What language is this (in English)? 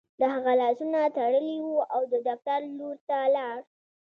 Pashto